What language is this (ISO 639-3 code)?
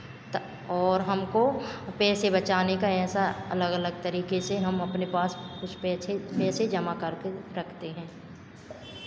hin